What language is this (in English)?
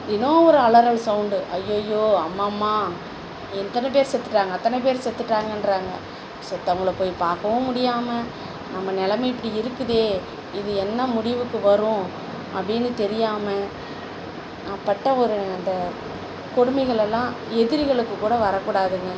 Tamil